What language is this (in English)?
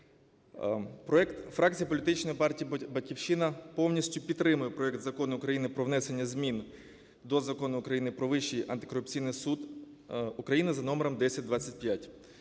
Ukrainian